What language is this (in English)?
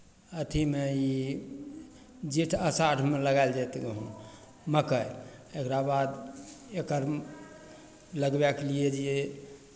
Maithili